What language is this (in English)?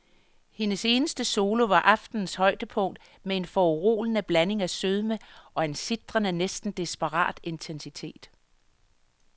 Danish